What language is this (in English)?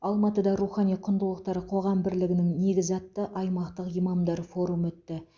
Kazakh